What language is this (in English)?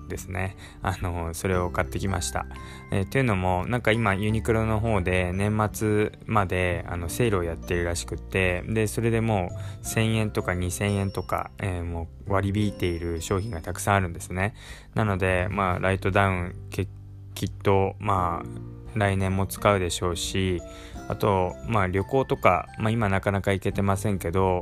Japanese